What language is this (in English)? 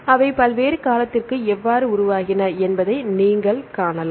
Tamil